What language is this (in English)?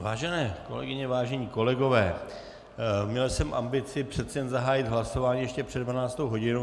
Czech